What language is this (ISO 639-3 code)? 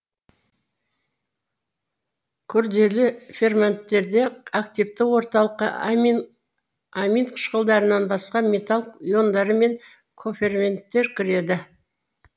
kaz